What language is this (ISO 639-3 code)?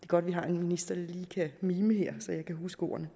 dan